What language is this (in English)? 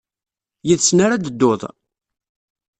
Kabyle